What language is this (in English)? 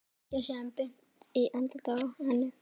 Icelandic